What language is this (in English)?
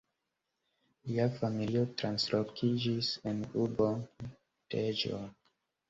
Esperanto